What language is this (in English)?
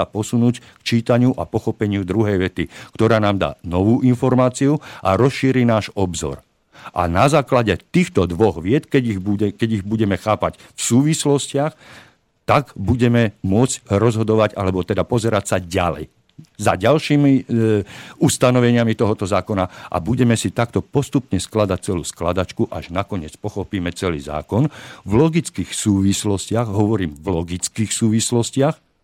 Slovak